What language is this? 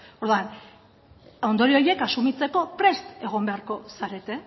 Basque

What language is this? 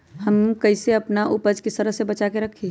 Magahi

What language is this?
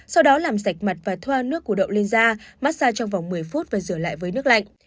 Vietnamese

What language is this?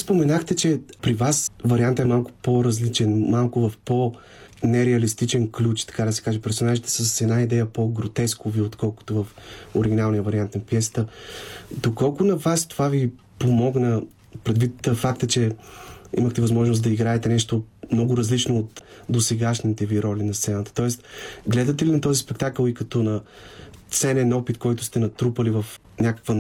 Bulgarian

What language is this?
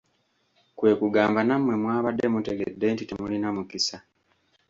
Ganda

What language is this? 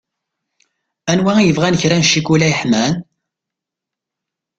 Kabyle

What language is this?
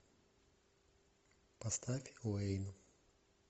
Russian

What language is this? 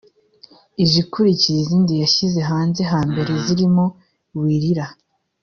Kinyarwanda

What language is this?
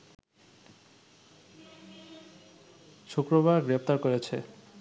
Bangla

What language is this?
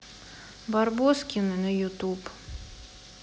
Russian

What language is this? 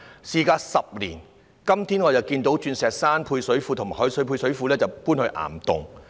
Cantonese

